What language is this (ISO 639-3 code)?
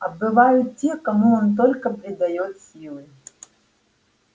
rus